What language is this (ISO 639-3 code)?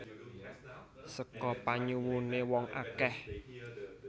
jav